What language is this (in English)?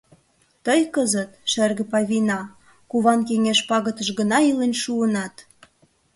Mari